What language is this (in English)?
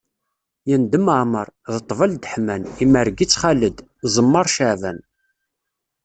Kabyle